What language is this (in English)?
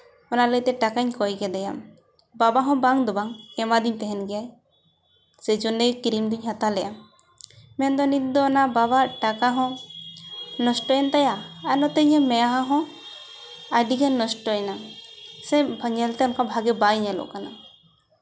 Santali